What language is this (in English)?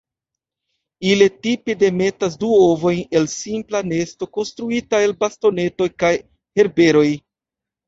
Esperanto